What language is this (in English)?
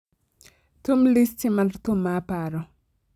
Luo (Kenya and Tanzania)